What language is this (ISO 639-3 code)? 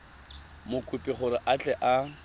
tsn